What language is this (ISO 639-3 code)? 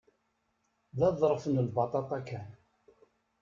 kab